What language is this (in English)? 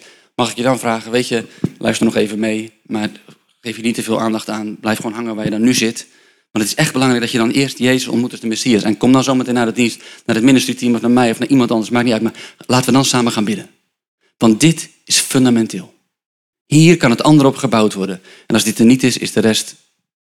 Dutch